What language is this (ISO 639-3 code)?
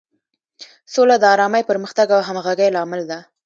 pus